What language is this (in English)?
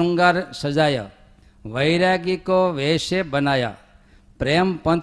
Gujarati